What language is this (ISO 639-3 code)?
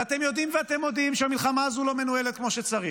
heb